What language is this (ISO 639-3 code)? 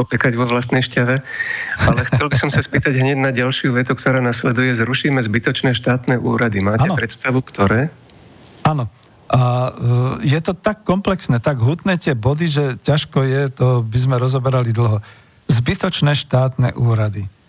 slk